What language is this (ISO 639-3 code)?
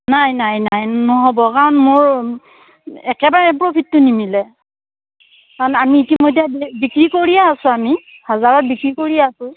asm